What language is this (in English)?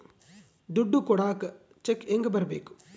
Kannada